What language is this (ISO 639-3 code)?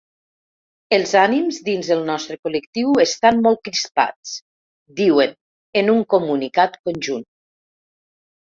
cat